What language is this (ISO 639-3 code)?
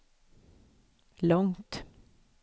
swe